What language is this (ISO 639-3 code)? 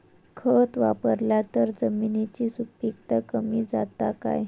mar